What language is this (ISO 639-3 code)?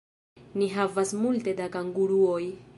epo